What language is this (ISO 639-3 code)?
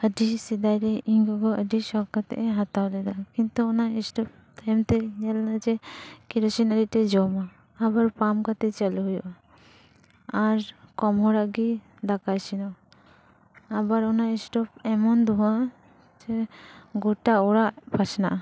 sat